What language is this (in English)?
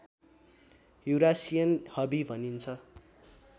Nepali